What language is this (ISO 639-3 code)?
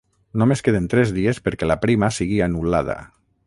cat